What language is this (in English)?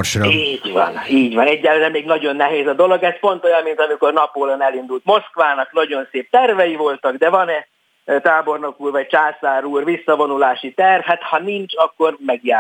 Hungarian